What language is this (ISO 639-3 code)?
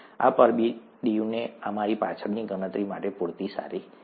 guj